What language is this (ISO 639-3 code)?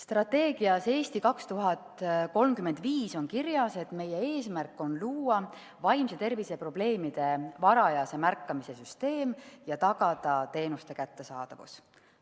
est